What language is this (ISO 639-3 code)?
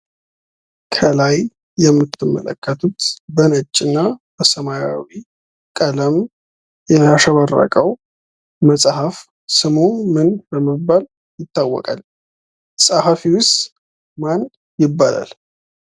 amh